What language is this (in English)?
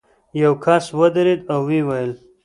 Pashto